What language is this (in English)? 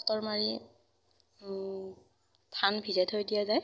Assamese